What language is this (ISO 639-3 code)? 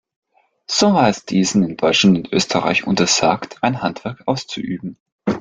deu